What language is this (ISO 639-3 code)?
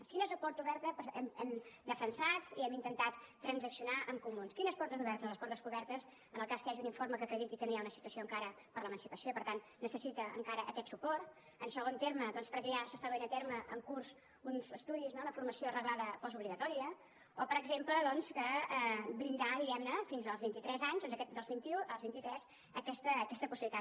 cat